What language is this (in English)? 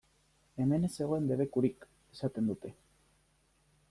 Basque